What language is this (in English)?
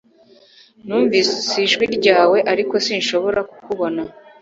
Kinyarwanda